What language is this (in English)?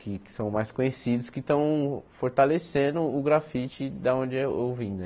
Portuguese